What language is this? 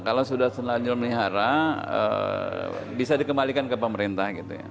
Indonesian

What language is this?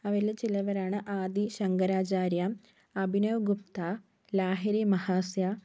Malayalam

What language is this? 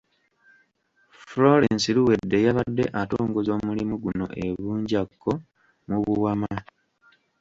Ganda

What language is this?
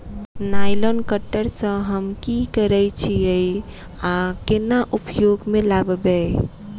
Maithili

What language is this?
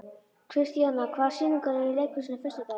Icelandic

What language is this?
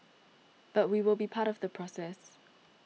English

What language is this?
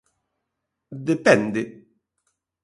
Galician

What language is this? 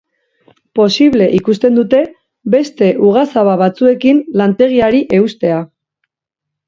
Basque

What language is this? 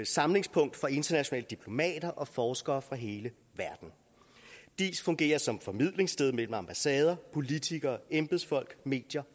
Danish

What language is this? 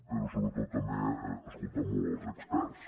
Catalan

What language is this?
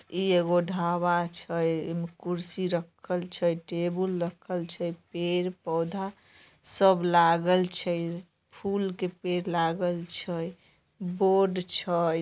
Magahi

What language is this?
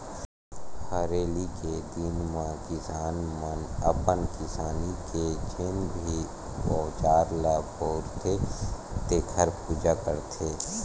Chhattisgarhi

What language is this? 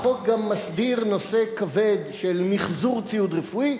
Hebrew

